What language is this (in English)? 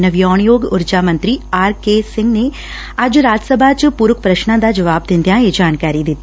Punjabi